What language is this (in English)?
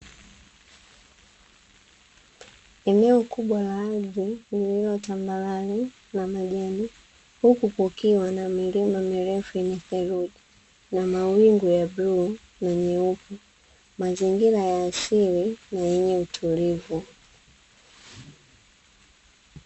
Swahili